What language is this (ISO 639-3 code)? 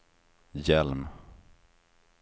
swe